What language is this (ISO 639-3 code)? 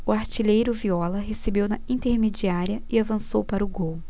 por